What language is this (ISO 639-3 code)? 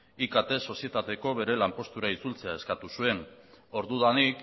eus